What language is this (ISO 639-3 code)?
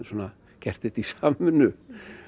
isl